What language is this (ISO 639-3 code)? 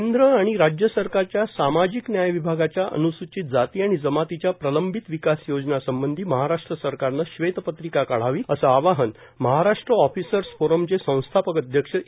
mar